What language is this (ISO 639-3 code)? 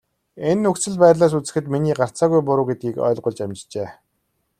mon